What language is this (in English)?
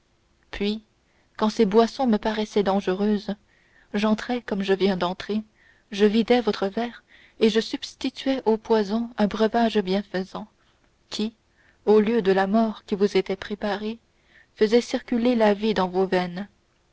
French